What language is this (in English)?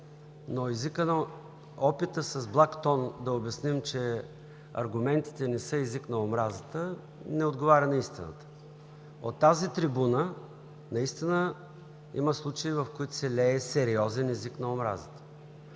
Bulgarian